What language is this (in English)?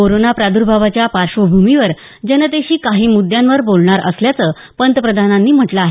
Marathi